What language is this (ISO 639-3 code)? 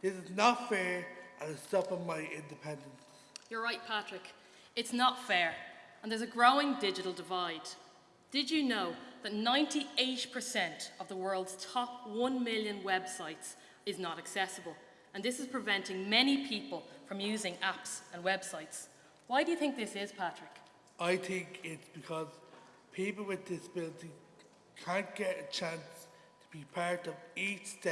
eng